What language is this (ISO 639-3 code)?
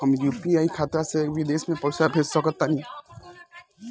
bho